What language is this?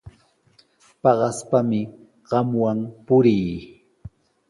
Sihuas Ancash Quechua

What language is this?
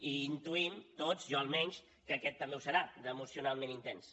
Catalan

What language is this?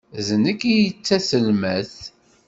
Kabyle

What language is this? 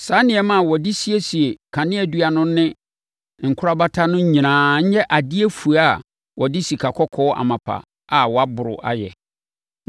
Akan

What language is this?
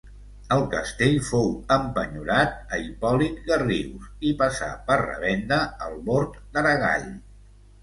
Catalan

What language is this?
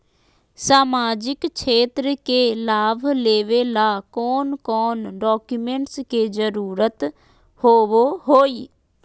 Magahi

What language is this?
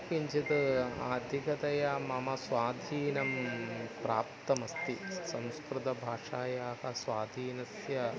Sanskrit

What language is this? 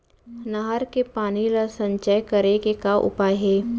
Chhattisgarhi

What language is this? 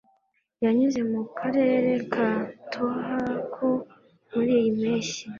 Kinyarwanda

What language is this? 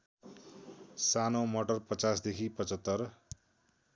Nepali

